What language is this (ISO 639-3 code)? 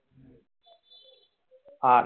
ben